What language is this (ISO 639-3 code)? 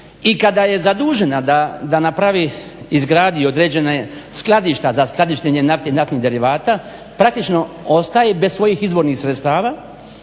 hrv